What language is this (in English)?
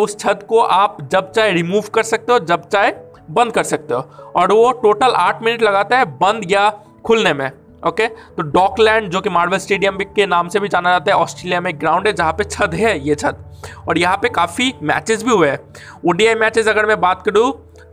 Hindi